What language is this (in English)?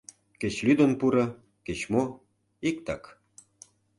Mari